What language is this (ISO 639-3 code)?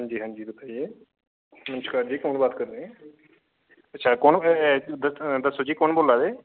doi